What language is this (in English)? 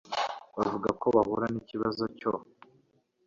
Kinyarwanda